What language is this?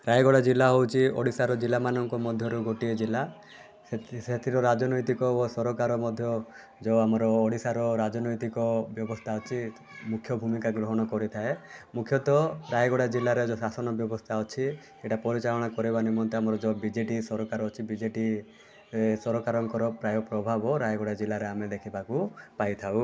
Odia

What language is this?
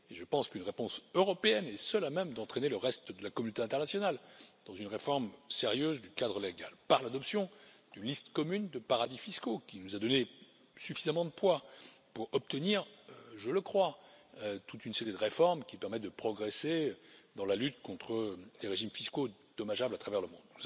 French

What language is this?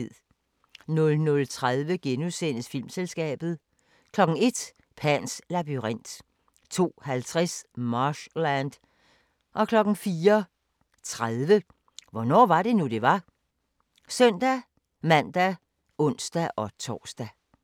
Danish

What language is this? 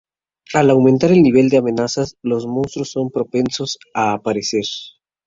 Spanish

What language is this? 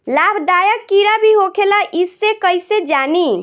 Bhojpuri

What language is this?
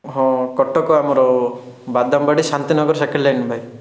Odia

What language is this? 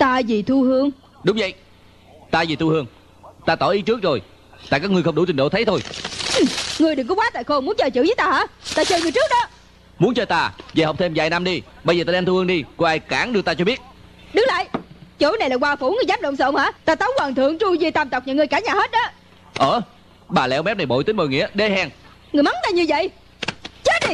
Vietnamese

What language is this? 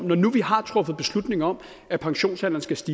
Danish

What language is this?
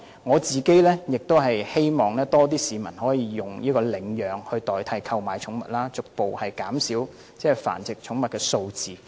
Cantonese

